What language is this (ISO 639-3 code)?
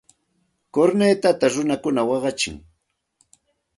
qxt